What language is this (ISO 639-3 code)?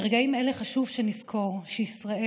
heb